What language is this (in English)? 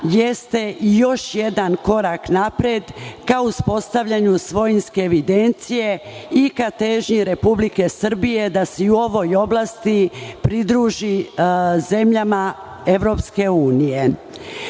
Serbian